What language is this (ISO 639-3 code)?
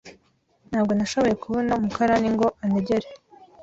kin